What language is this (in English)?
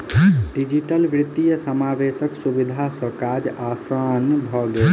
Maithili